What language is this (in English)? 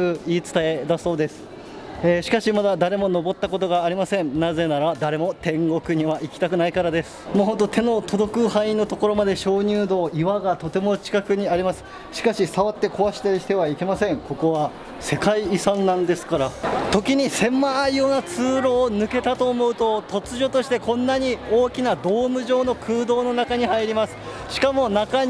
Japanese